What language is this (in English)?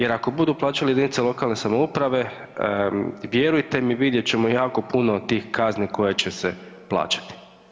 Croatian